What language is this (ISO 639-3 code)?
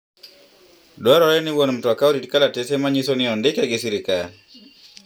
luo